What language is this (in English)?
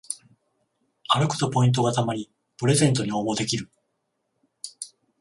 Japanese